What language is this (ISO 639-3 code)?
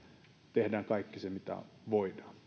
fin